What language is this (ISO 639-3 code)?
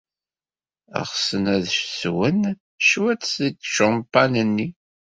kab